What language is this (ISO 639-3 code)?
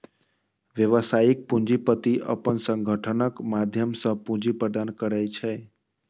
mai